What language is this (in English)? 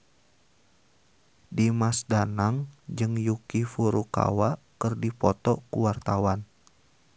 Sundanese